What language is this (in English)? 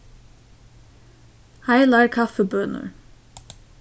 Faroese